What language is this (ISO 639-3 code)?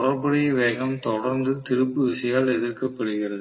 tam